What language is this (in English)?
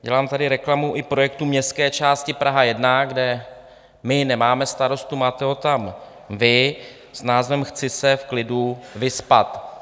Czech